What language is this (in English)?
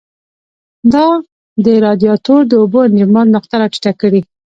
Pashto